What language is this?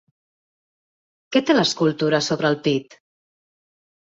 Catalan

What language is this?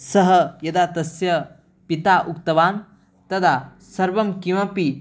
Sanskrit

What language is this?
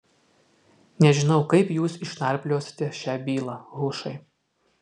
Lithuanian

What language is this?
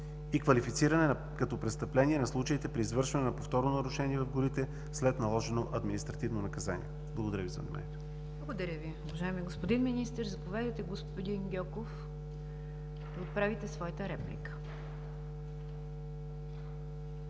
Bulgarian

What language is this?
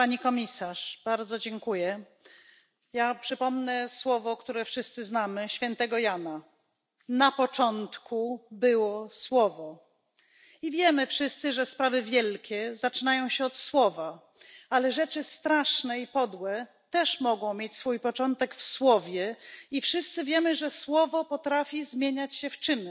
Polish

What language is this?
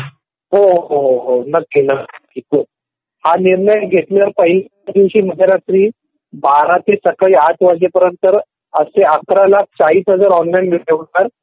Marathi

